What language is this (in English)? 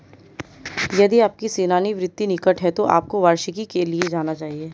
Hindi